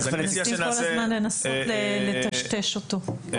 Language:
Hebrew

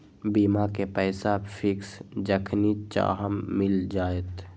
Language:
Magahi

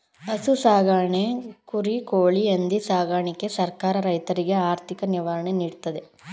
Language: Kannada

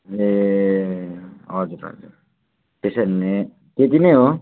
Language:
Nepali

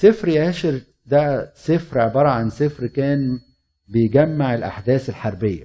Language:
Arabic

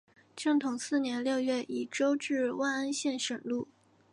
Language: Chinese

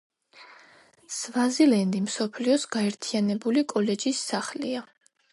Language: Georgian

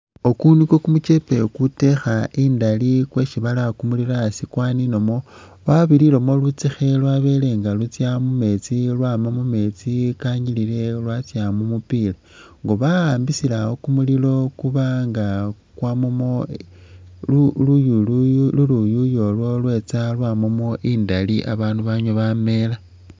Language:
Masaaba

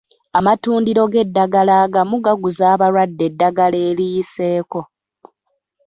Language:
Ganda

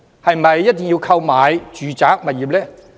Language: Cantonese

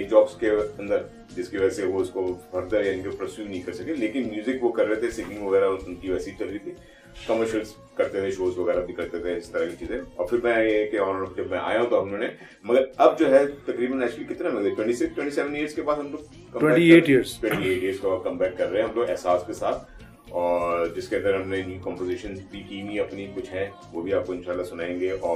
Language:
Urdu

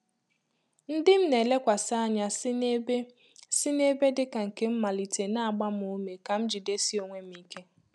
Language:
Igbo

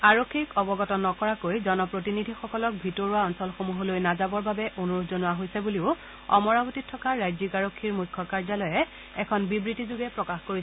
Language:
Assamese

